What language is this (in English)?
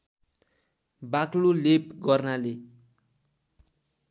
Nepali